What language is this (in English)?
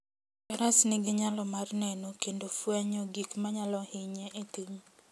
Luo (Kenya and Tanzania)